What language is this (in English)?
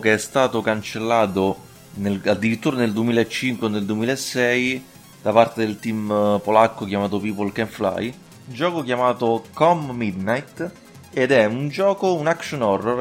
Italian